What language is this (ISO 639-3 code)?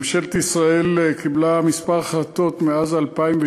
heb